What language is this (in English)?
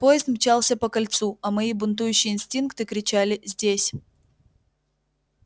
Russian